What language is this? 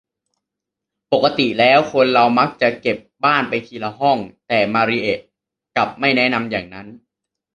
Thai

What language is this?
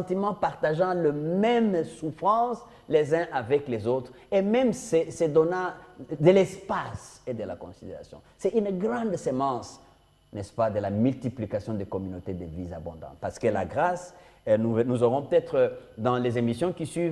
French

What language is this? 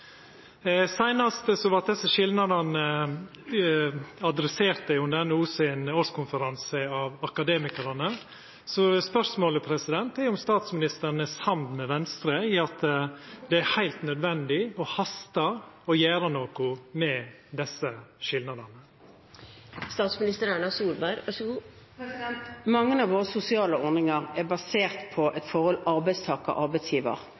Norwegian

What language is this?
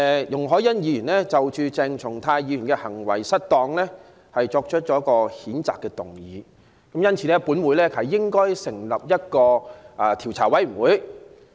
Cantonese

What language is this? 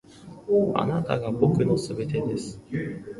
Japanese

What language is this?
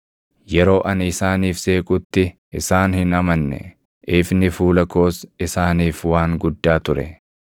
Oromo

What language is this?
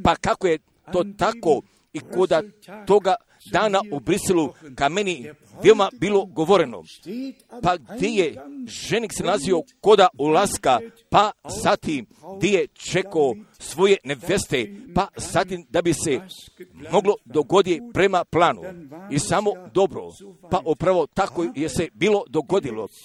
Croatian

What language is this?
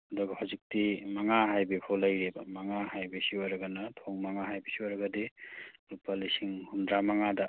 Manipuri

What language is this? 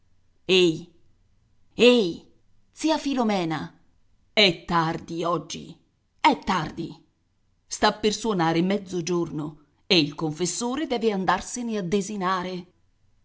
Italian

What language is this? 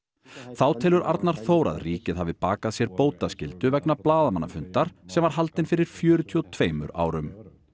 Icelandic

